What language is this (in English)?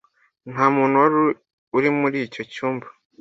Kinyarwanda